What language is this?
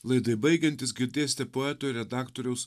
Lithuanian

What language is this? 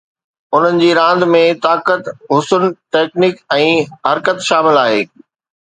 Sindhi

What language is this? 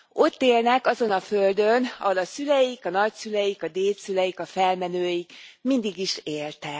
Hungarian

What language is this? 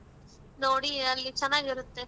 Kannada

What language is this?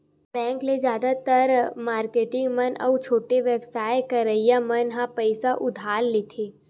Chhattisgarhi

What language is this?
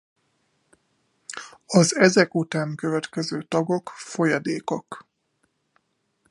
Hungarian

